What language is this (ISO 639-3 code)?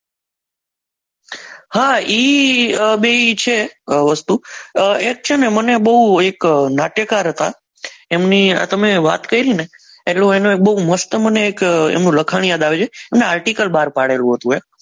guj